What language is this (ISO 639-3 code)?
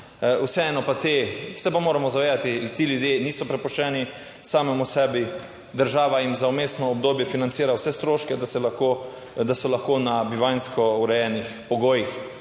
slv